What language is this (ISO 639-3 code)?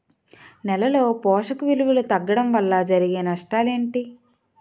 tel